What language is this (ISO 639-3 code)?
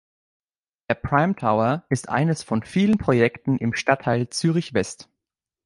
deu